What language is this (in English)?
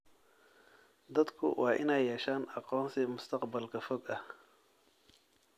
Somali